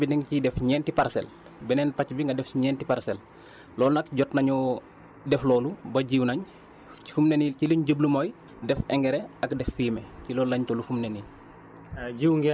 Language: Wolof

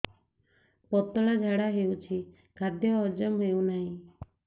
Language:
Odia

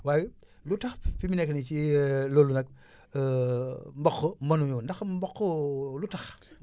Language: Wolof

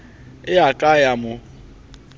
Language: Southern Sotho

